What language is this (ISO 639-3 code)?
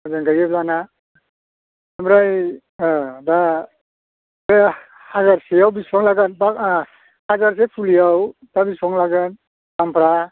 brx